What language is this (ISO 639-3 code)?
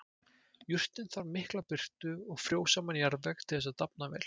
isl